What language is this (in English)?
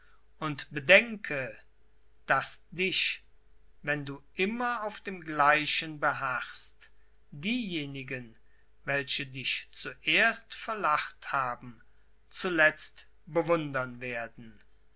German